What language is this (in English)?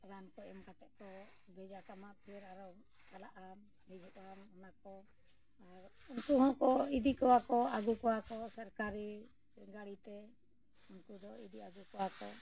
Santali